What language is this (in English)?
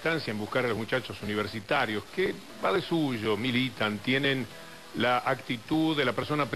Spanish